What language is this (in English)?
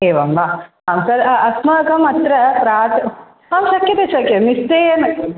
Sanskrit